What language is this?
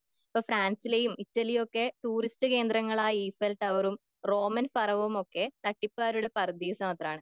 Malayalam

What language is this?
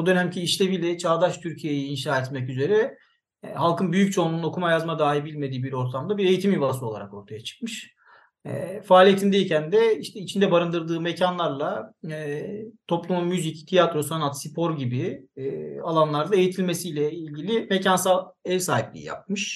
Turkish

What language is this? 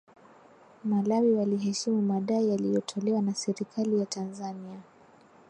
Swahili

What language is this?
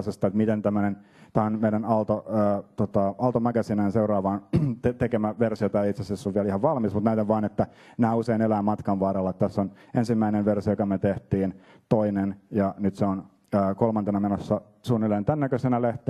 Finnish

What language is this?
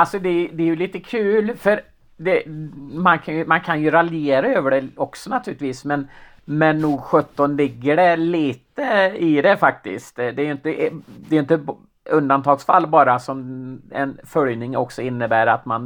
Swedish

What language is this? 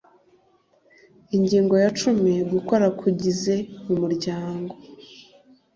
Kinyarwanda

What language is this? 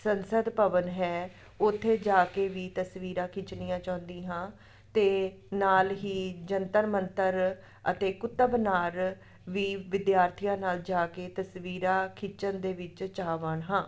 Punjabi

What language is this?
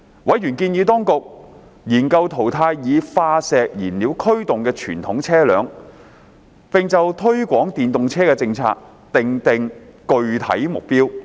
Cantonese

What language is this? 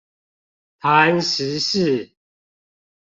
Chinese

